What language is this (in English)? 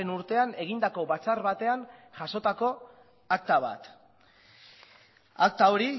Basque